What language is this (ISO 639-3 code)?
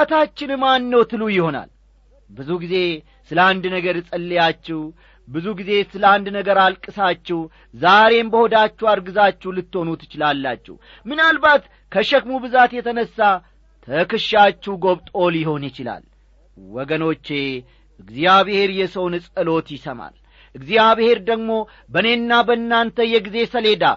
amh